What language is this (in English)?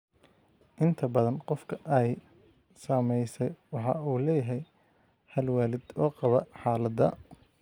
Somali